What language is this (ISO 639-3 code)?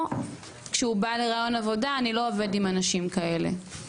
heb